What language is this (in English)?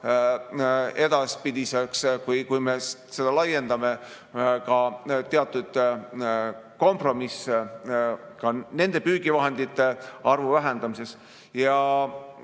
Estonian